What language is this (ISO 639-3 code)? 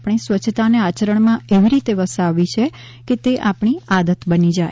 guj